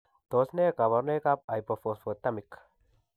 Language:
Kalenjin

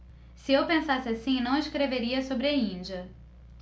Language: Portuguese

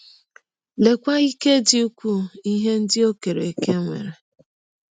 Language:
Igbo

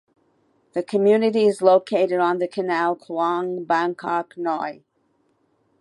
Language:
English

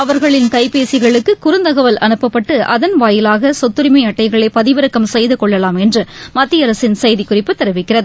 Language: Tamil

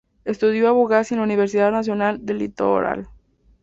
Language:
Spanish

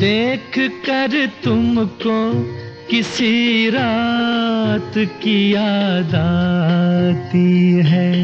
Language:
Hindi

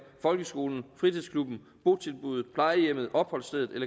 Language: Danish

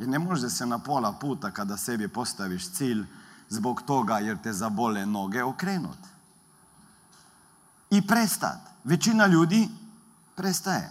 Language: Croatian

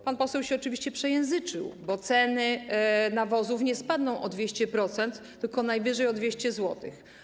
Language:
Polish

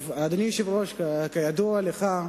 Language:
Hebrew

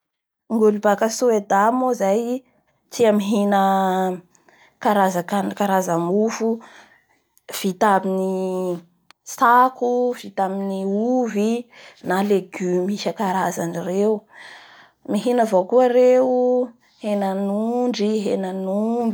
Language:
Bara Malagasy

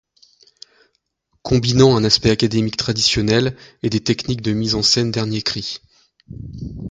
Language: French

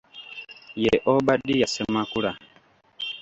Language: Ganda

